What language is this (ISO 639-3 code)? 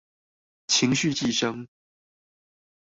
zho